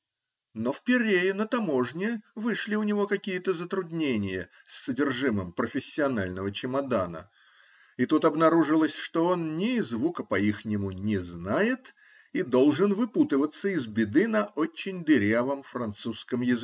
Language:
Russian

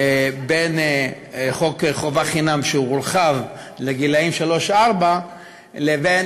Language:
Hebrew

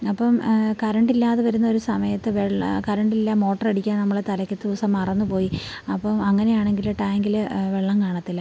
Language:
Malayalam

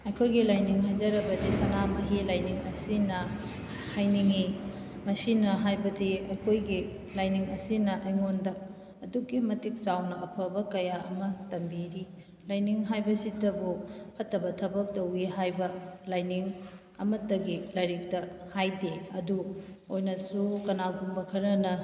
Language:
Manipuri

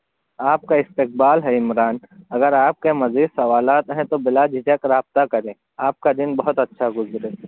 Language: Urdu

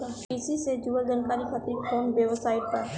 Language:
Bhojpuri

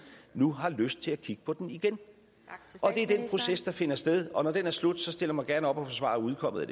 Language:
Danish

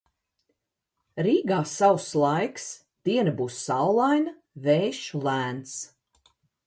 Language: Latvian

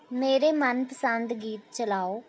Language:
Punjabi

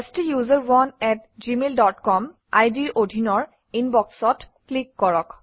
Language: Assamese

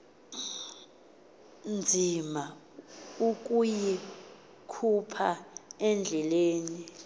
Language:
Xhosa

